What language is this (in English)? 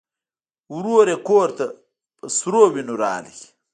Pashto